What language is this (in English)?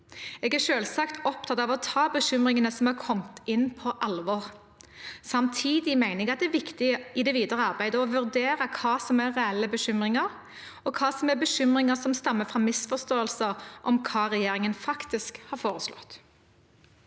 Norwegian